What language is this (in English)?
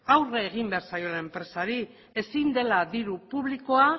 Basque